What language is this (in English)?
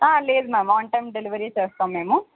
Telugu